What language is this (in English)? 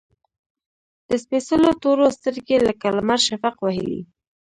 Pashto